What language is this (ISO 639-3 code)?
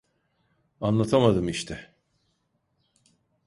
tur